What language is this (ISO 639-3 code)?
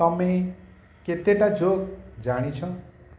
ori